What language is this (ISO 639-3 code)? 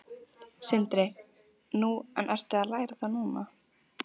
isl